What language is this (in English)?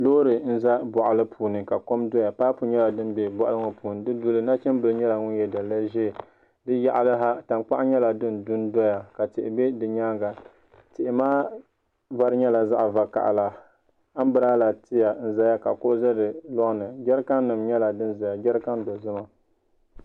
Dagbani